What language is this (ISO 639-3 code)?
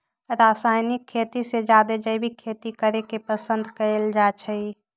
mag